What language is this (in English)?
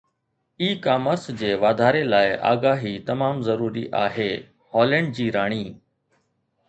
Sindhi